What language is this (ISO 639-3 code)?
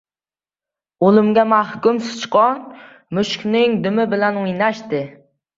uzb